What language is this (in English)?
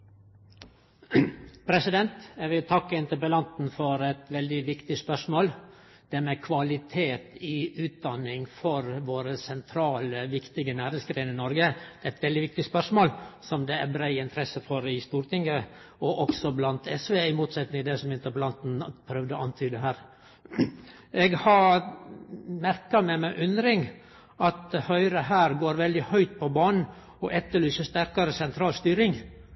Norwegian